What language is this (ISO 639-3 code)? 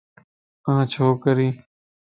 lss